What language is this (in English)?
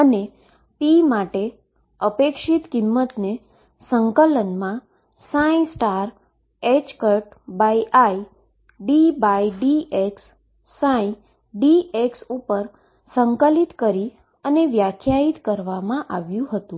Gujarati